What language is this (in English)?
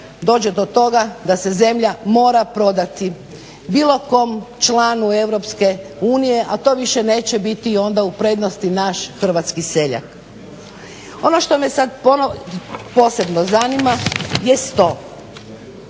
Croatian